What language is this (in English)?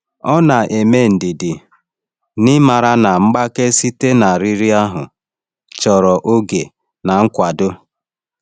Igbo